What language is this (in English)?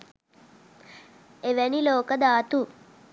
Sinhala